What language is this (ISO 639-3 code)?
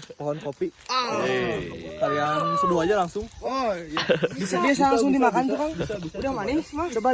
ind